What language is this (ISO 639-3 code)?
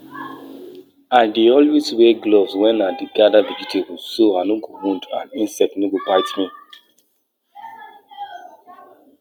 pcm